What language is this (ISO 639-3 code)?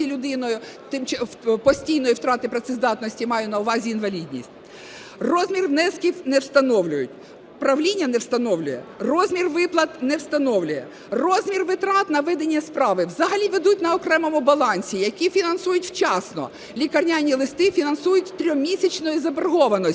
ukr